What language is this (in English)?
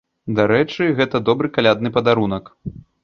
Belarusian